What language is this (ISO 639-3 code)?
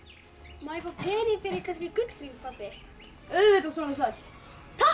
isl